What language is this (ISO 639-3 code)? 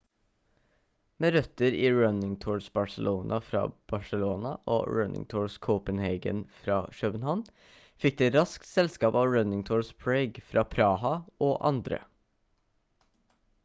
nob